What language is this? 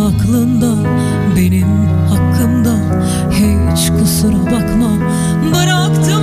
Turkish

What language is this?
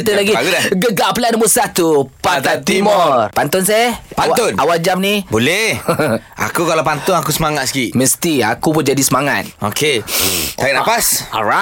Malay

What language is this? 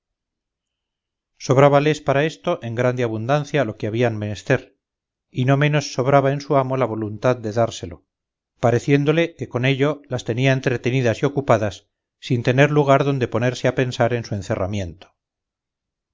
Spanish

